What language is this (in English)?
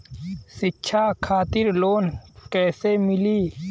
Bhojpuri